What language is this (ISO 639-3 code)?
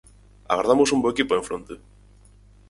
glg